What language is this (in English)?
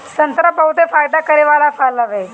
Bhojpuri